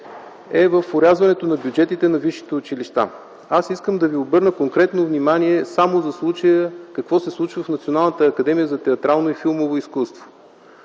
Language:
Bulgarian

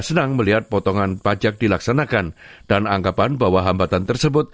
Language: Indonesian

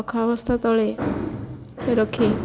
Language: Odia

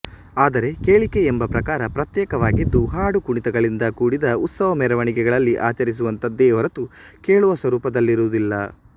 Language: Kannada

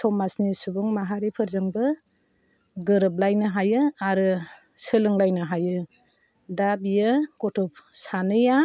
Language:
Bodo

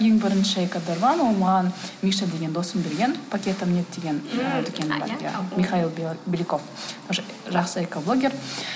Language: Kazakh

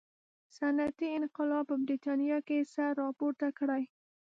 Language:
Pashto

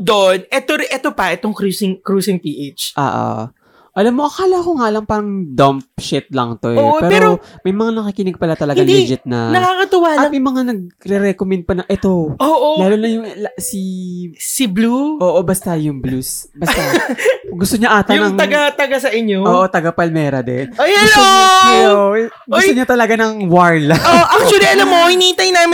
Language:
Filipino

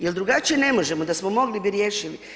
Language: Croatian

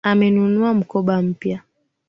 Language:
Swahili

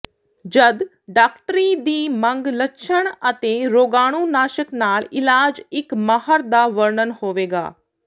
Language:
Punjabi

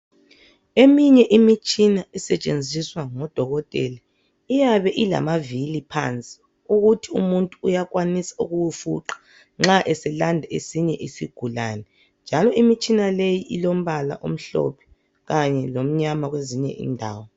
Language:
North Ndebele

